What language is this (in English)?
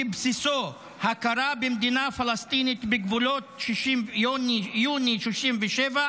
Hebrew